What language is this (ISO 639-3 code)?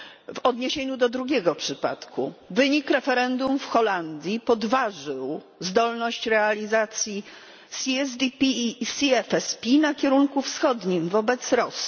pol